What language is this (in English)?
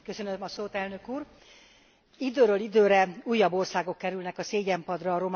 Hungarian